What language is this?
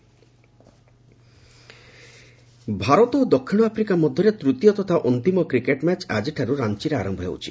Odia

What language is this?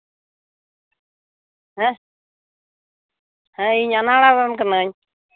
Santali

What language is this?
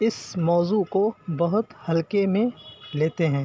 Urdu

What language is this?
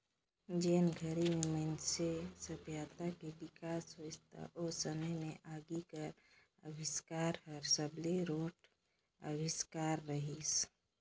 Chhattisgarhi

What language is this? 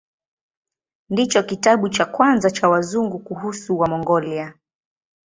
Swahili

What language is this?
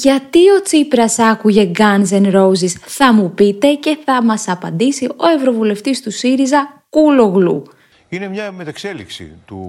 Greek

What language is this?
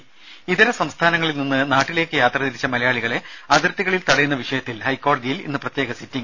Malayalam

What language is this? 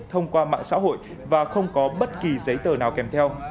Vietnamese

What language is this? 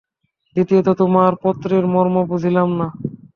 Bangla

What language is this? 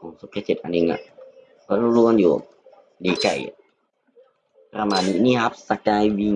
Thai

